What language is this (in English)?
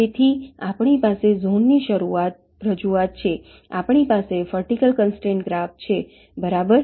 Gujarati